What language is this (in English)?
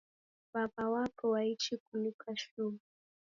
Taita